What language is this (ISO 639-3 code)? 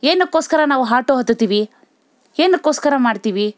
kan